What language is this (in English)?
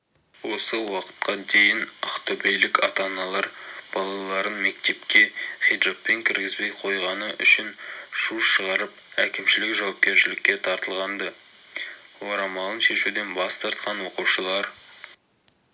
Kazakh